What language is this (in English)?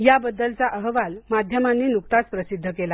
Marathi